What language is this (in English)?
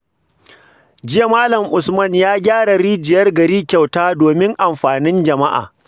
Hausa